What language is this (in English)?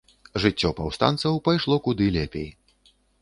Belarusian